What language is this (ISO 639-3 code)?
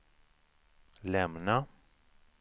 swe